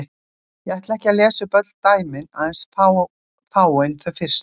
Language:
Icelandic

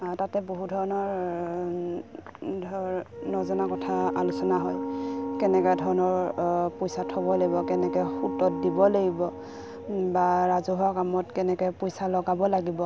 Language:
Assamese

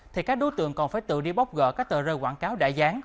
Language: Vietnamese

